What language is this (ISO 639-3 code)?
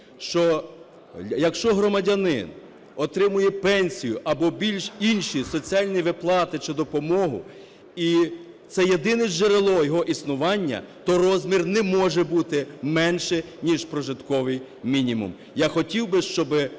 ukr